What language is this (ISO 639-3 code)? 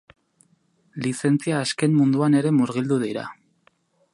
eus